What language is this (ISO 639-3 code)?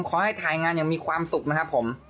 tha